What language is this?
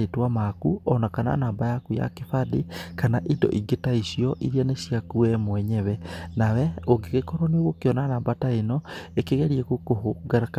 Kikuyu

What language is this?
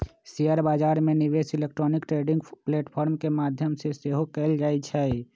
Magahi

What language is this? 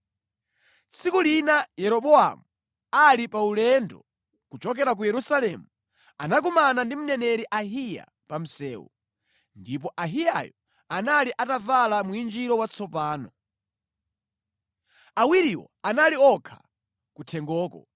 Nyanja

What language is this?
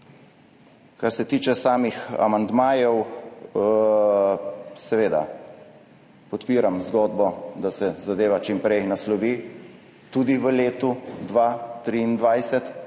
Slovenian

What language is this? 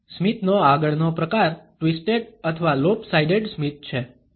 Gujarati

